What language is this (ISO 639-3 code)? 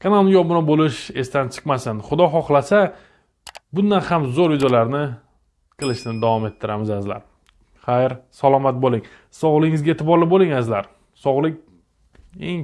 tur